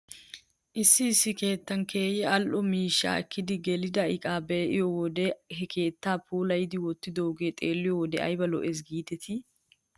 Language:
Wolaytta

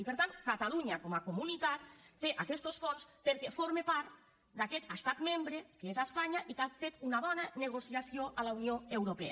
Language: Catalan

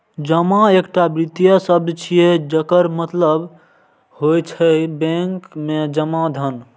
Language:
Maithili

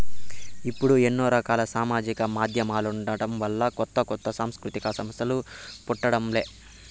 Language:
Telugu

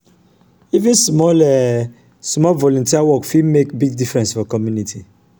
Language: Nigerian Pidgin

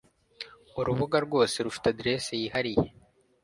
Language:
Kinyarwanda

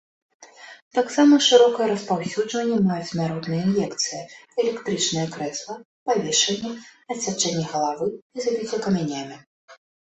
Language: Belarusian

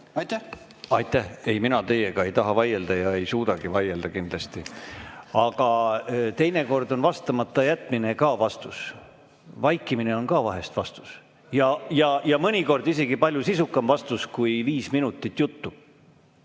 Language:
Estonian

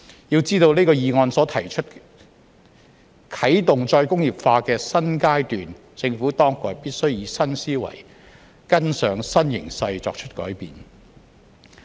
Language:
Cantonese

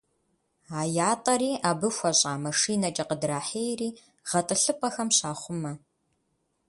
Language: Kabardian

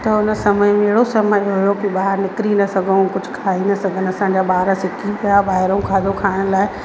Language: Sindhi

